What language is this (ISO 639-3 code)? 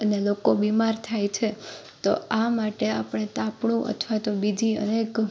guj